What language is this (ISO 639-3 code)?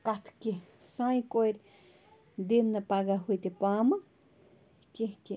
kas